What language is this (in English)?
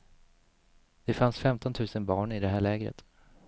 Swedish